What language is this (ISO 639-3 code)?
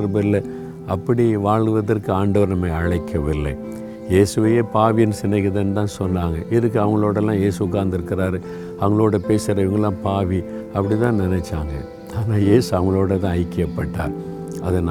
tam